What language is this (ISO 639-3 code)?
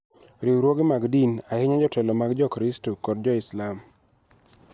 luo